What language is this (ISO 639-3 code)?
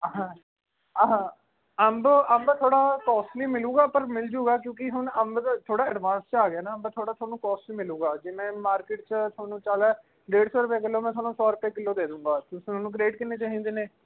pan